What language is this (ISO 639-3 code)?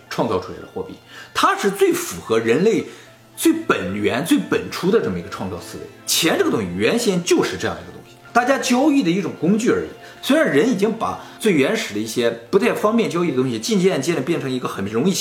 zho